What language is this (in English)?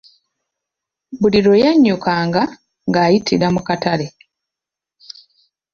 Ganda